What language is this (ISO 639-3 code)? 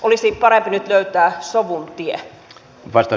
fin